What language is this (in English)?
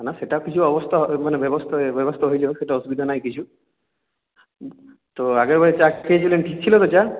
Bangla